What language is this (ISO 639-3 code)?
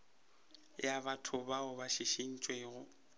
nso